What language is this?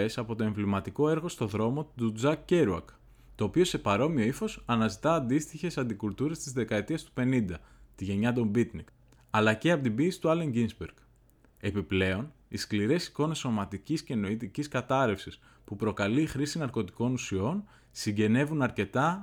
Greek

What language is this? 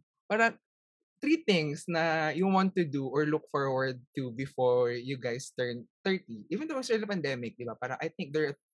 Filipino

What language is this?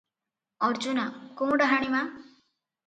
Odia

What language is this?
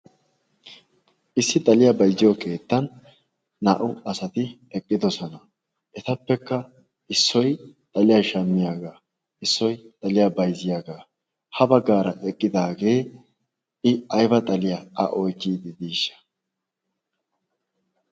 Wolaytta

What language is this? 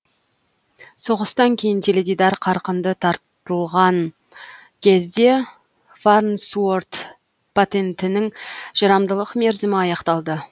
Kazakh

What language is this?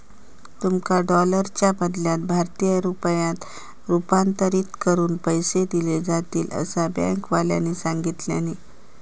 Marathi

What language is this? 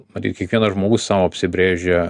Lithuanian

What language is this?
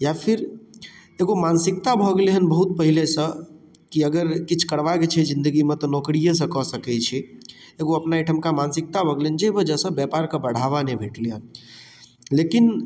Maithili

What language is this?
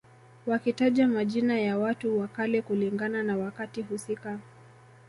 Swahili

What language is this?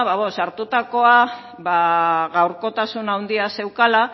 Basque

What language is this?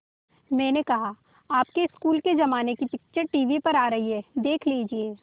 Hindi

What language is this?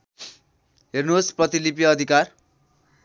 Nepali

